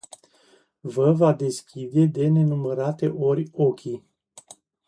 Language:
Romanian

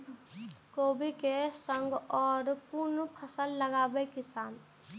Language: Maithili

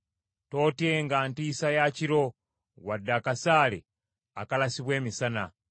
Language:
Ganda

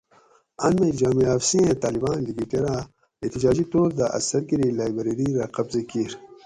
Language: Gawri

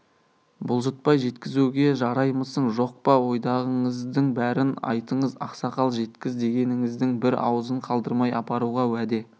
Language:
Kazakh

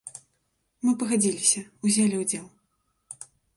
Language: Belarusian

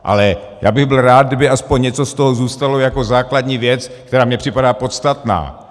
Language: Czech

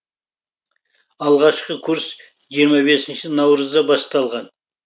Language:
Kazakh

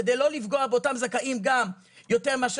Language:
Hebrew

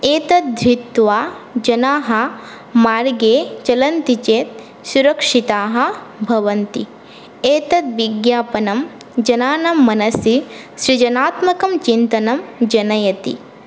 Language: Sanskrit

